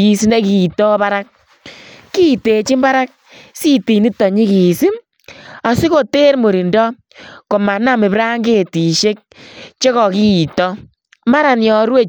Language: Kalenjin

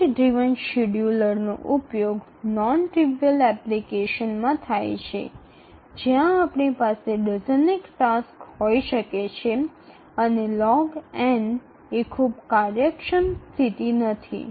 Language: Gujarati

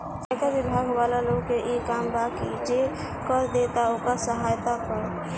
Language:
Bhojpuri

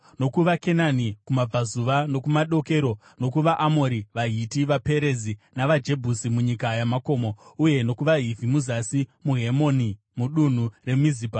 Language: Shona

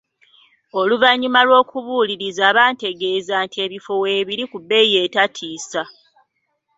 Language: Ganda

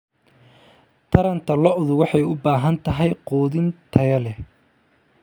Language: Somali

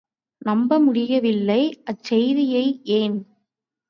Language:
Tamil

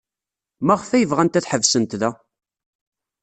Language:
Kabyle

